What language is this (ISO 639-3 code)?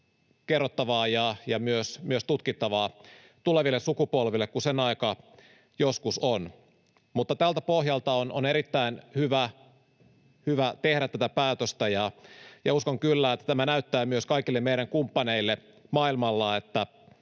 fin